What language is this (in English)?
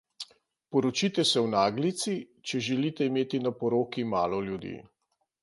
Slovenian